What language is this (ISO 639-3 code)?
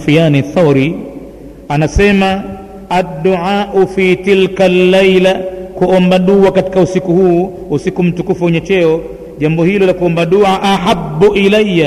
swa